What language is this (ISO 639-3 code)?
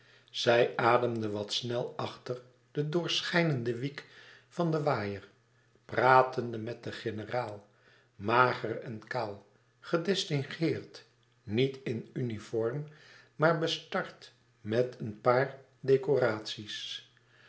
nld